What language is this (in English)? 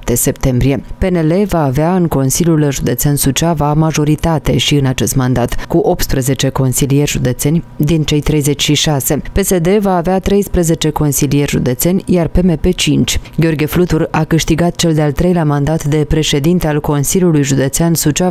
Romanian